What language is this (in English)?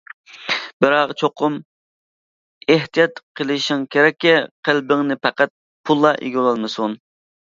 Uyghur